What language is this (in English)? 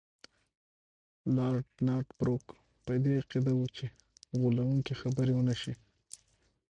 Pashto